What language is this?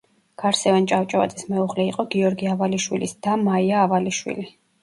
Georgian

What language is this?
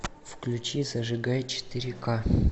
Russian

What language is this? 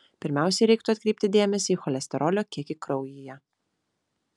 Lithuanian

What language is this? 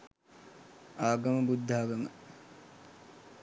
Sinhala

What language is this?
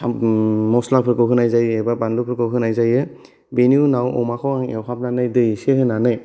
Bodo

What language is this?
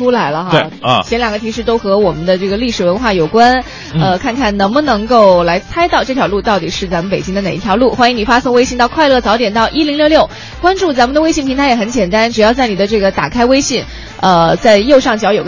Chinese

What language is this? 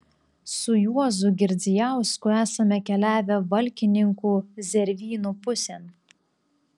Lithuanian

